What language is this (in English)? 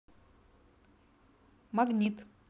Russian